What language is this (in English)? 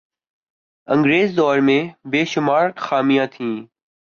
Urdu